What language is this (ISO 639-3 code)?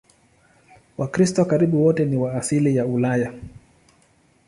swa